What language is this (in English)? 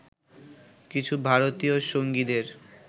Bangla